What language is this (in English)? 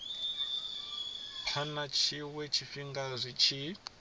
Venda